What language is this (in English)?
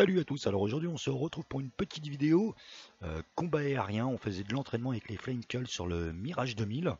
French